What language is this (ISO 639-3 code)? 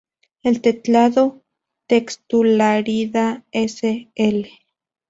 spa